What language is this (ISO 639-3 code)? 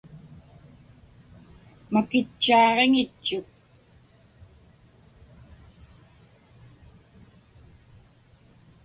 ipk